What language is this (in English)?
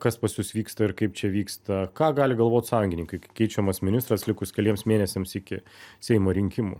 Lithuanian